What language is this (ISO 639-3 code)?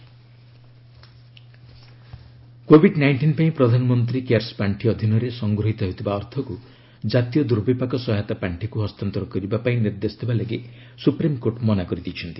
ori